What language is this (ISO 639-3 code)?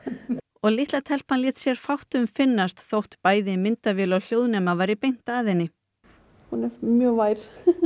isl